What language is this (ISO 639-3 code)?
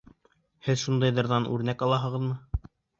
bak